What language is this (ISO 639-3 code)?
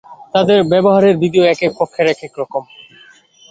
ben